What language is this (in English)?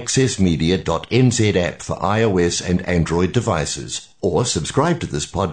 Filipino